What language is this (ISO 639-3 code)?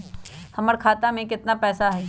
mag